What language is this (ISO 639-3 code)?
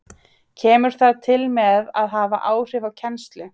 isl